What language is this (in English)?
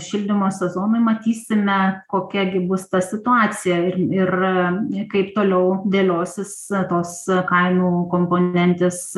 Lithuanian